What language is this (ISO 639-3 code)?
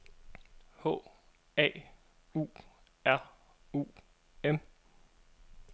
dan